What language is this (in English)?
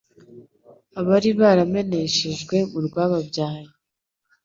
Kinyarwanda